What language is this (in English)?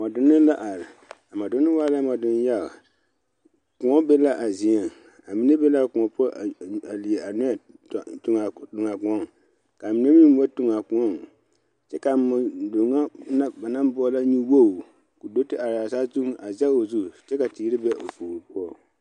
Southern Dagaare